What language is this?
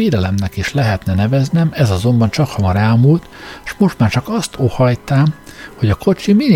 Hungarian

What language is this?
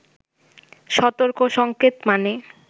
Bangla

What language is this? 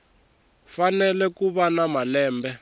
Tsonga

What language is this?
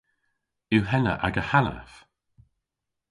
Cornish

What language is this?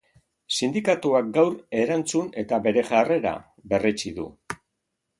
Basque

